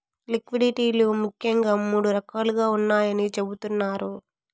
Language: Telugu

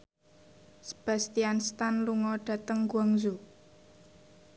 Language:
Javanese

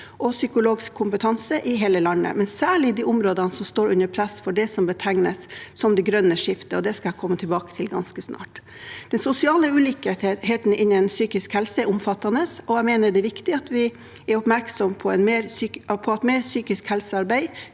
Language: Norwegian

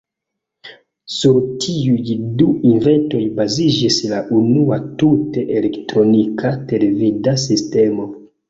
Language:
Esperanto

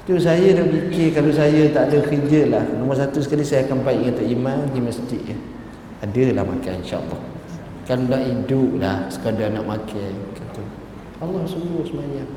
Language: Malay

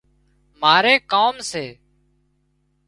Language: Wadiyara Koli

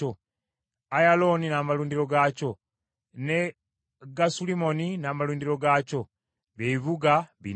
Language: Ganda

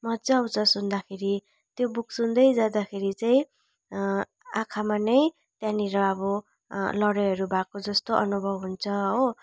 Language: Nepali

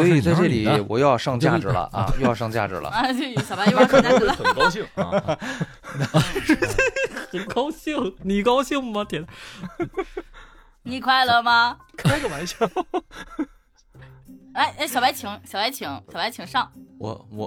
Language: Chinese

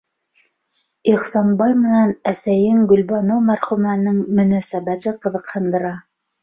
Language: Bashkir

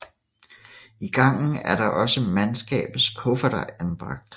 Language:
Danish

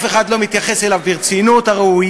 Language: Hebrew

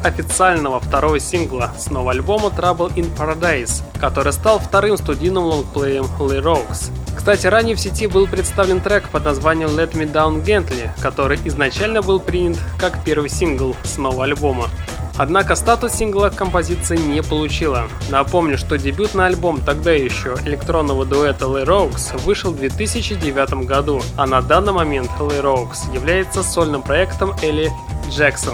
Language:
Russian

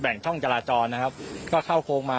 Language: Thai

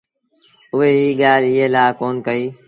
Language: Sindhi Bhil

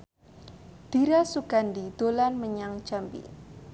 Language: Javanese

